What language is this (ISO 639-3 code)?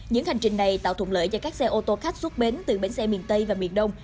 vie